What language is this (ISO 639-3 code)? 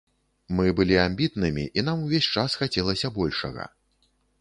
bel